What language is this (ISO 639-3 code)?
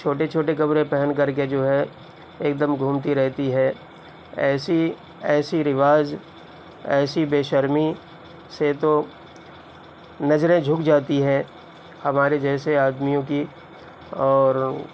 urd